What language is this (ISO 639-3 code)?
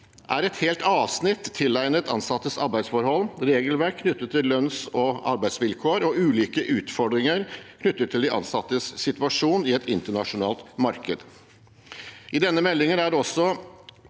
nor